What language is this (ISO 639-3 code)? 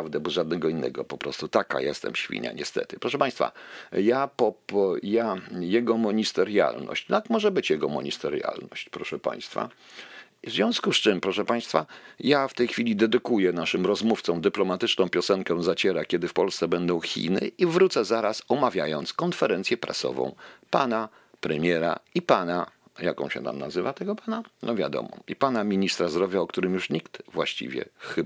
pol